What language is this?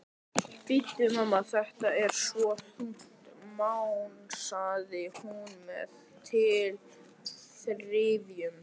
Icelandic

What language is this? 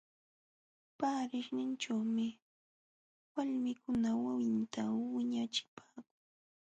Jauja Wanca Quechua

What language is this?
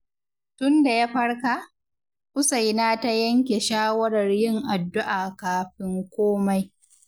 Hausa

